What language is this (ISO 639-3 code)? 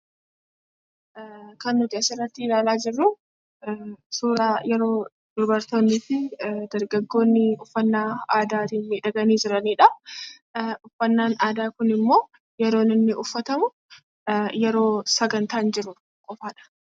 orm